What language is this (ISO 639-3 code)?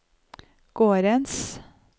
nor